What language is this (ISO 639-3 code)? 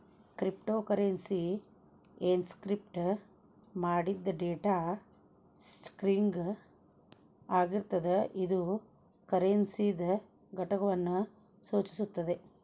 kan